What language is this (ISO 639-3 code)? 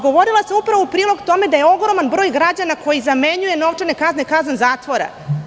srp